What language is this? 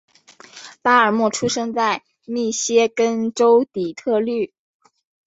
Chinese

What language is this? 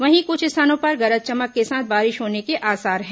Hindi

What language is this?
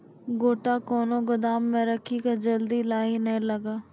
Maithili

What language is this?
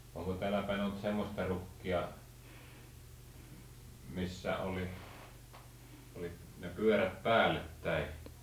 Finnish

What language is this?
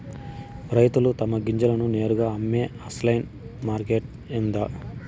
Telugu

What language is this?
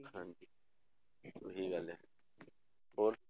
Punjabi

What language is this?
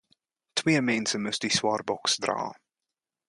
Afrikaans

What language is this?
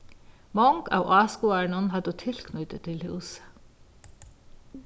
Faroese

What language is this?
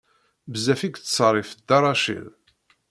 Kabyle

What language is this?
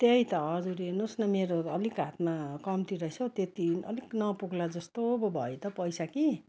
Nepali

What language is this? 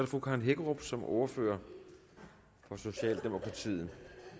Danish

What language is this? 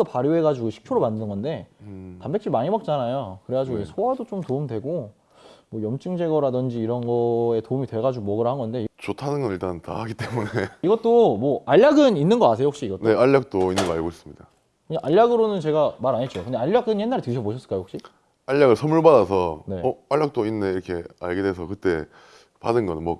Korean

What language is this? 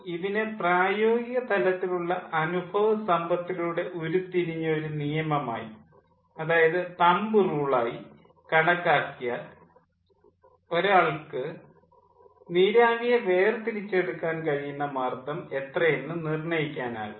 Malayalam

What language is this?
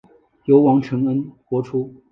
Chinese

